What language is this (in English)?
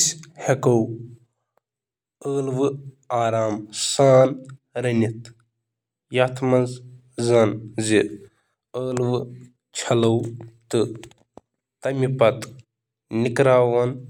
Kashmiri